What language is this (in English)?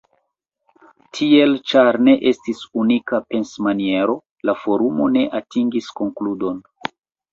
Esperanto